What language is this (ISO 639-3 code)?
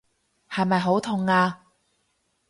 yue